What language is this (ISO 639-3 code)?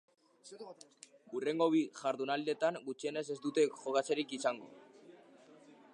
eus